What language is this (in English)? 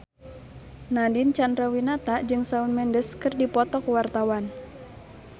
Sundanese